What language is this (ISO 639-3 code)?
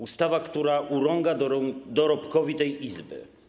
pol